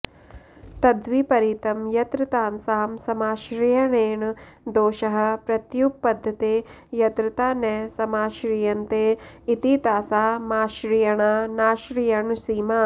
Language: Sanskrit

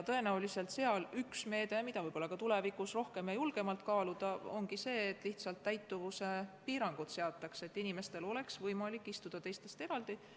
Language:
Estonian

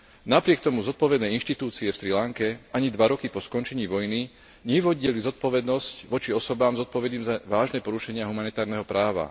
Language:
Slovak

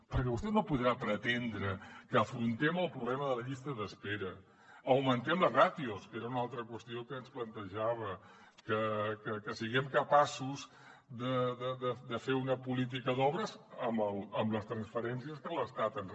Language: Catalan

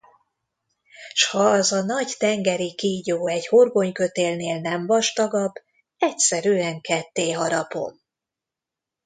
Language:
Hungarian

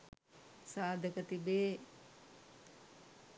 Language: Sinhala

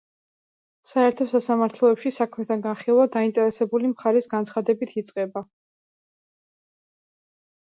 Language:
Georgian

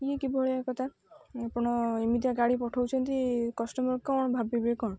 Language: Odia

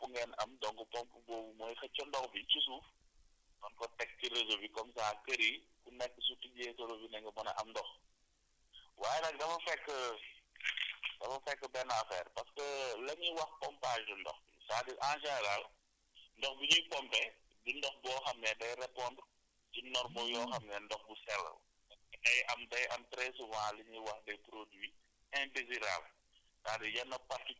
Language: Wolof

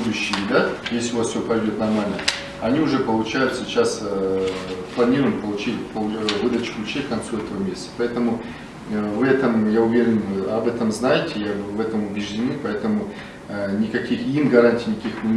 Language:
Russian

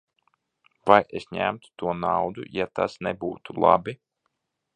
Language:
Latvian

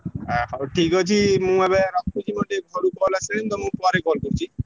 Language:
Odia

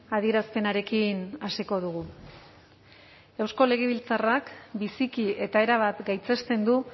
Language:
Basque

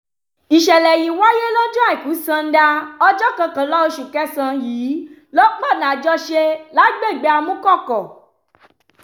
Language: Yoruba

